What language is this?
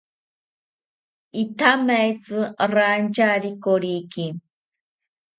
South Ucayali Ashéninka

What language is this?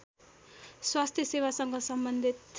Nepali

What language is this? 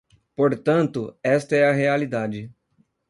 Portuguese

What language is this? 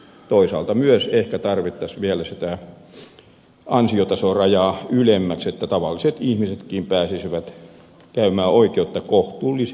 Finnish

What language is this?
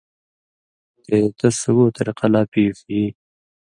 Indus Kohistani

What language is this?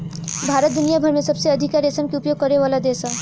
Bhojpuri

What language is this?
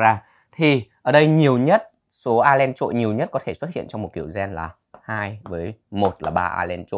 Vietnamese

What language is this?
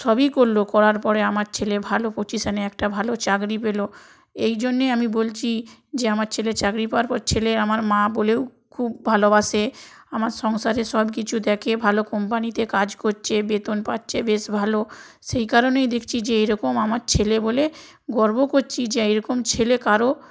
Bangla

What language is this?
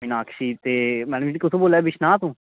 Dogri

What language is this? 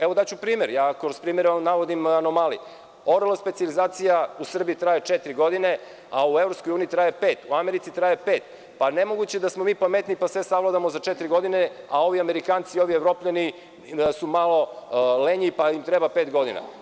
Serbian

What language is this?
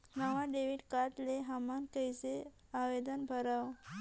Chhattisgarhi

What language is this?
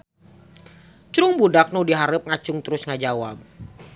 Sundanese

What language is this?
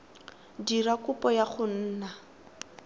Tswana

